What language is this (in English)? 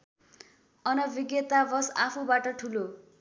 Nepali